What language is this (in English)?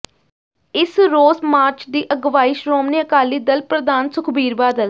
Punjabi